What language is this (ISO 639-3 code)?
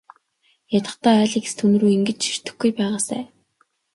mon